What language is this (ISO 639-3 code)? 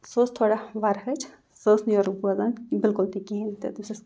kas